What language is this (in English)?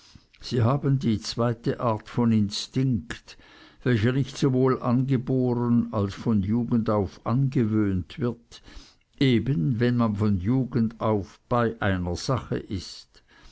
German